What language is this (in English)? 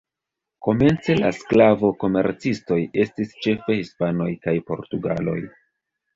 Esperanto